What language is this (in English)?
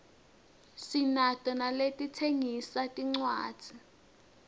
Swati